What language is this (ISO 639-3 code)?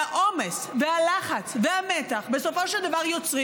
heb